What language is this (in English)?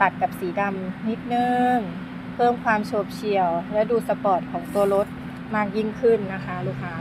Thai